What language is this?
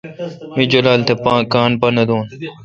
Kalkoti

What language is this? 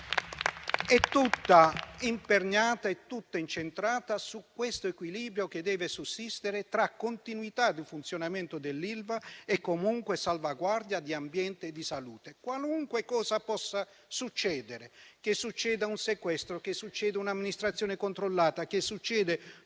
Italian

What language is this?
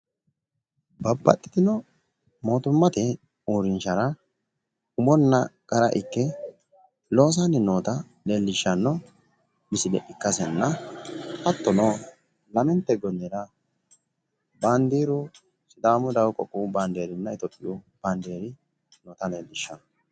Sidamo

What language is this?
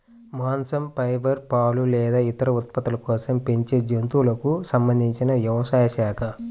Telugu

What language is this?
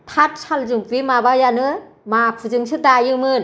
Bodo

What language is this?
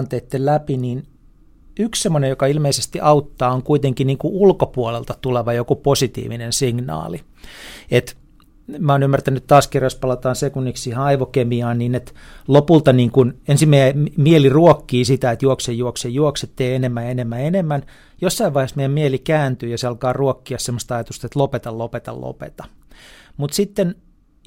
Finnish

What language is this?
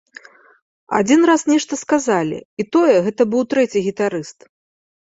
Belarusian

